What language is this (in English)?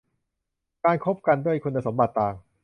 Thai